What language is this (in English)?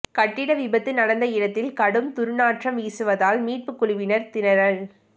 Tamil